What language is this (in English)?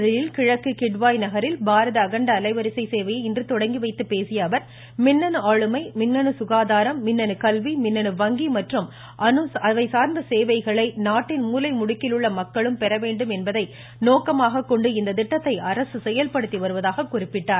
Tamil